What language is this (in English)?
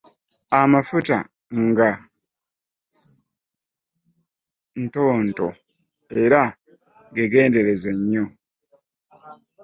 Ganda